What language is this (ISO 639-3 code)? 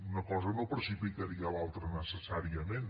cat